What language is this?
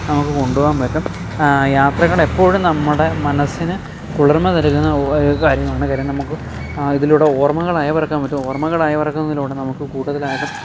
Malayalam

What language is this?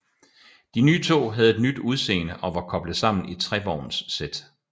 Danish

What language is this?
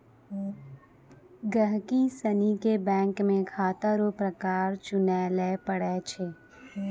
Maithili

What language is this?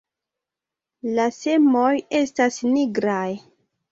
Esperanto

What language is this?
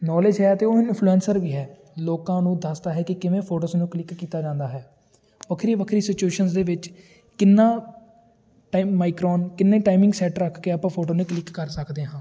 Punjabi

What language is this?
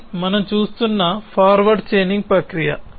Telugu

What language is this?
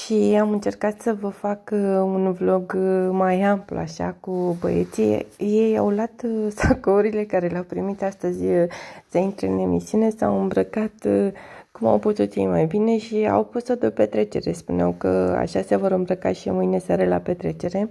Romanian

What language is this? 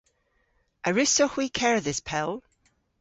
Cornish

